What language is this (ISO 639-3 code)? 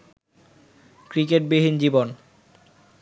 ben